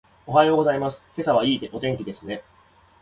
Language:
Japanese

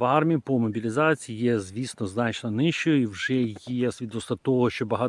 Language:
Ukrainian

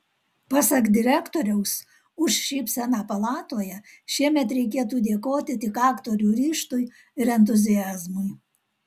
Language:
Lithuanian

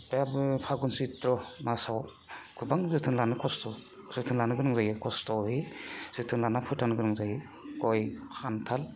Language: Bodo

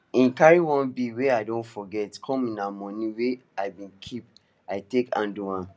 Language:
Nigerian Pidgin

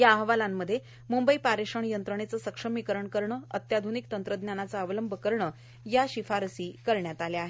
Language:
Marathi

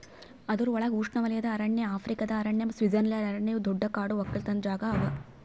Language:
Kannada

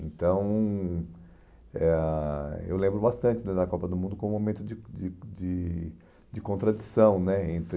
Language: Portuguese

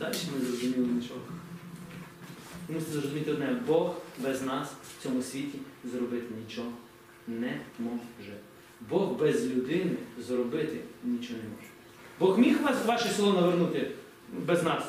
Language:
Ukrainian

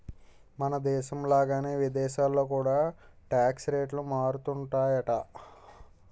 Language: Telugu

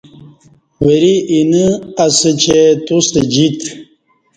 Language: Kati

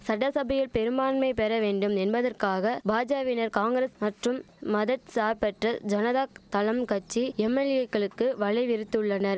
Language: Tamil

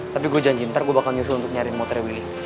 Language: Indonesian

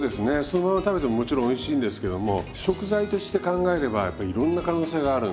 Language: Japanese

